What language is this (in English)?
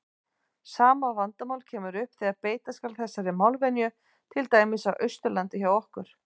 Icelandic